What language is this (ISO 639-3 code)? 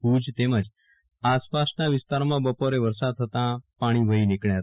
guj